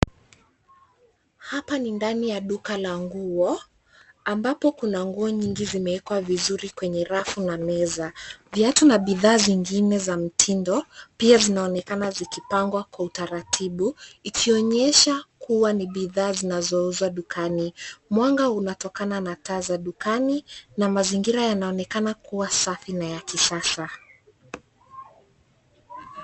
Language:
Swahili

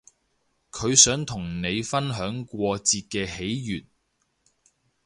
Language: Cantonese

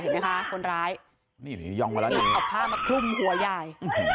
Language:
Thai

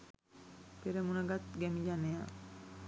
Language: Sinhala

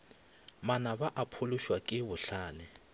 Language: Northern Sotho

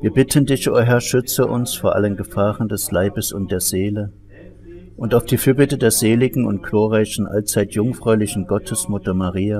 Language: German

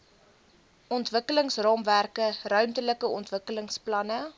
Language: Afrikaans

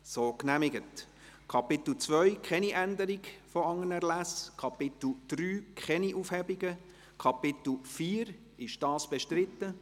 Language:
Swiss German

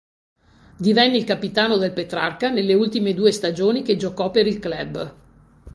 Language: Italian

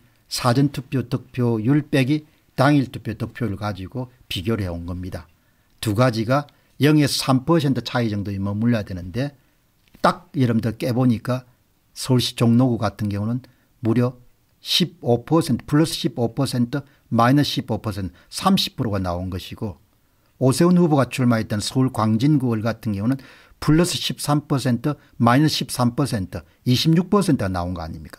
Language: Korean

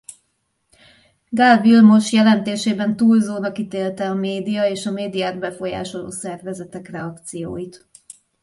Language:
Hungarian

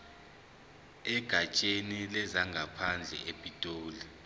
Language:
Zulu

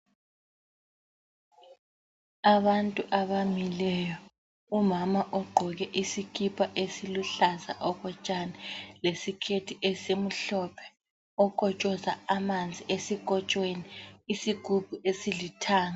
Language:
North Ndebele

